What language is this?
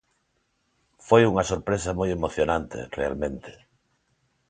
Galician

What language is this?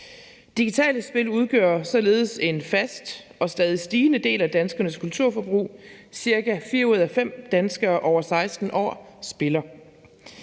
Danish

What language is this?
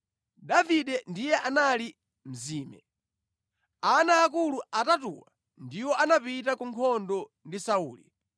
Nyanja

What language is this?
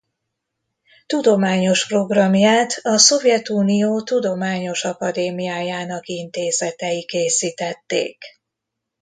Hungarian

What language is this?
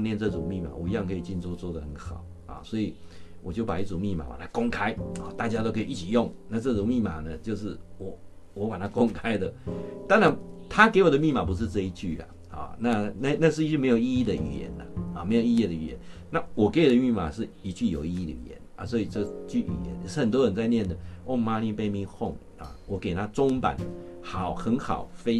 Chinese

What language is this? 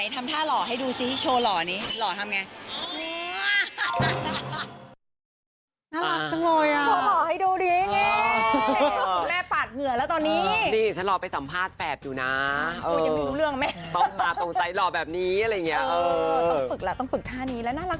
Thai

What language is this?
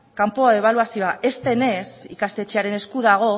Basque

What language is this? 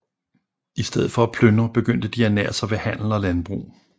Danish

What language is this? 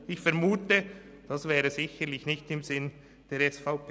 Swiss German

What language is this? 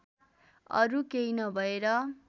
Nepali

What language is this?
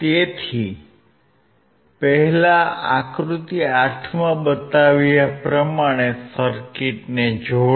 Gujarati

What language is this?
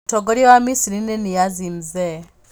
Kikuyu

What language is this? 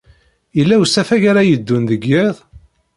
Kabyle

